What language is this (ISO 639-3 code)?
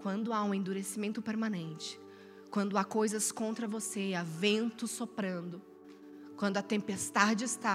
por